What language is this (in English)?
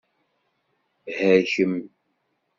Kabyle